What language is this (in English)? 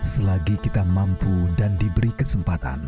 Indonesian